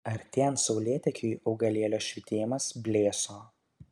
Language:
Lithuanian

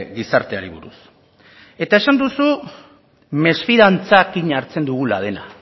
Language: Basque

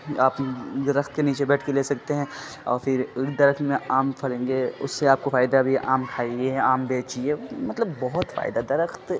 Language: Urdu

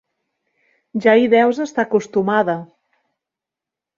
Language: Catalan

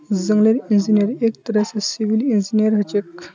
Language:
Magahi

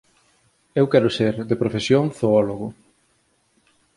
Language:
Galician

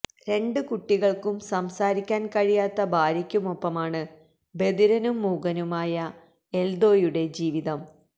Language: Malayalam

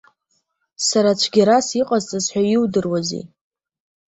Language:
Abkhazian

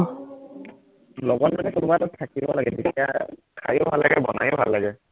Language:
Assamese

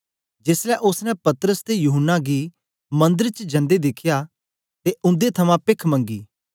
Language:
Dogri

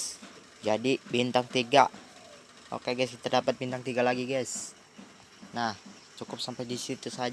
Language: Indonesian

